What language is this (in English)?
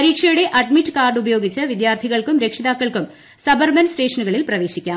Malayalam